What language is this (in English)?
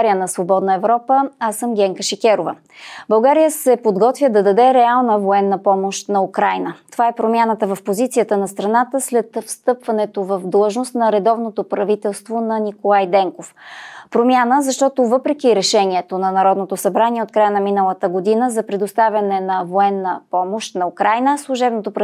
Bulgarian